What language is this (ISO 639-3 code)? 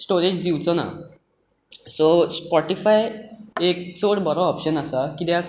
kok